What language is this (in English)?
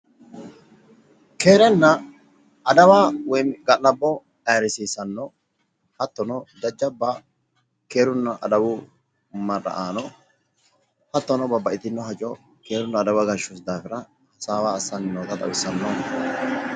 Sidamo